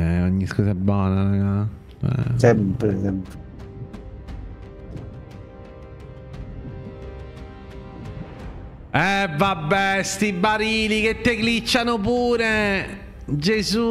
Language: Italian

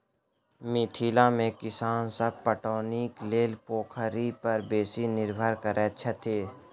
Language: Maithili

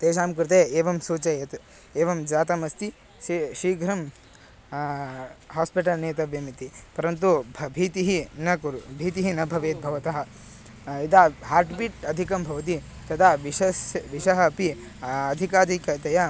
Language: Sanskrit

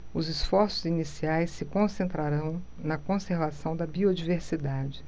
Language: Portuguese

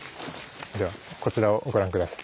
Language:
Japanese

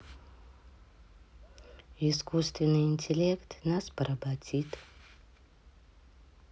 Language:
Russian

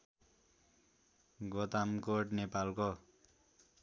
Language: Nepali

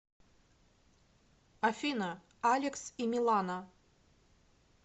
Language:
Russian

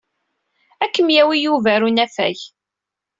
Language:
Kabyle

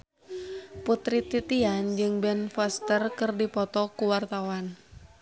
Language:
Sundanese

